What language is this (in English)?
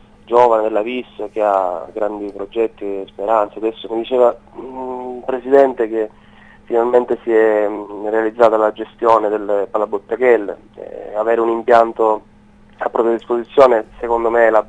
Italian